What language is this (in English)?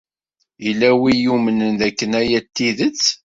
Kabyle